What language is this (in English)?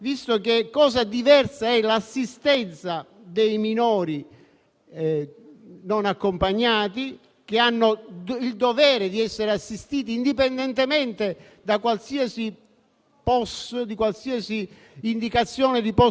Italian